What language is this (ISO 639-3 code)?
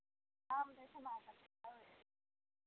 mai